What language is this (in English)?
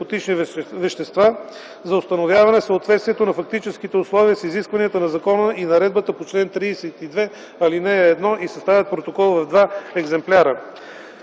Bulgarian